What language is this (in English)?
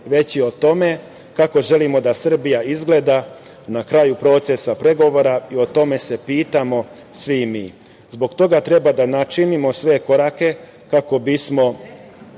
Serbian